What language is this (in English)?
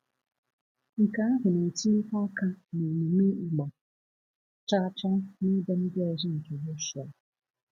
Igbo